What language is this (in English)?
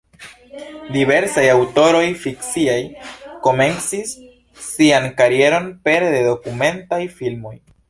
Esperanto